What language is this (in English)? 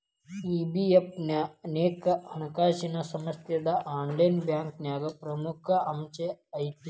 Kannada